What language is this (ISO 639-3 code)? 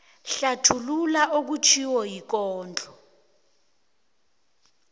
nbl